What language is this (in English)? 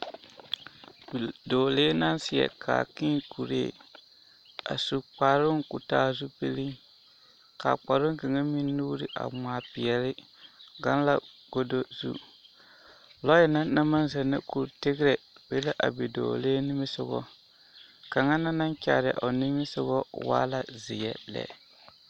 Southern Dagaare